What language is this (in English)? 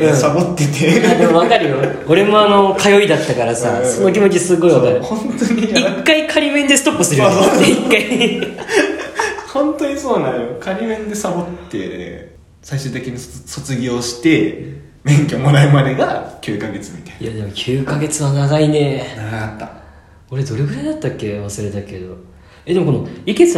Japanese